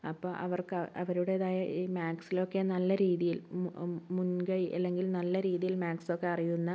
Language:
Malayalam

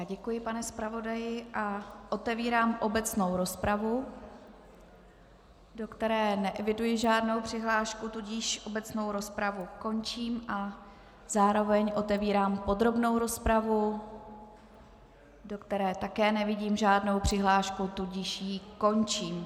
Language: Czech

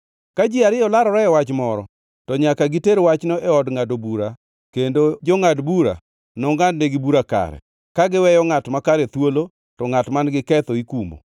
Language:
Luo (Kenya and Tanzania)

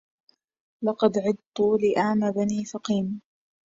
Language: Arabic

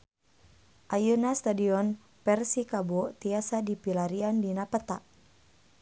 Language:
Sundanese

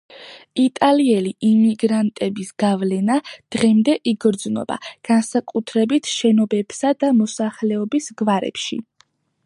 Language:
Georgian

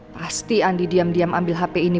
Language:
Indonesian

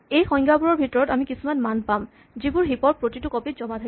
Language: Assamese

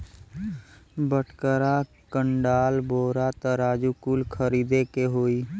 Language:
Bhojpuri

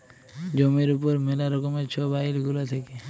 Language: Bangla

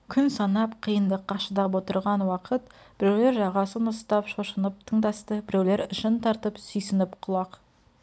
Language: Kazakh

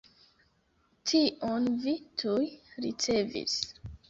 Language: Esperanto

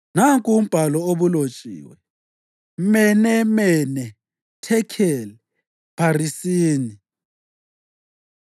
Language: North Ndebele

